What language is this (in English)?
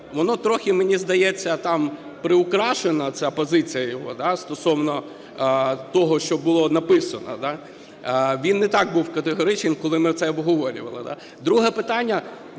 Ukrainian